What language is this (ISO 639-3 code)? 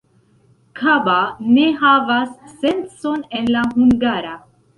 epo